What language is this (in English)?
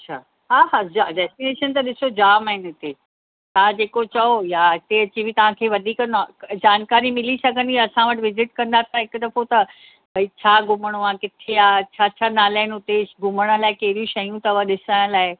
Sindhi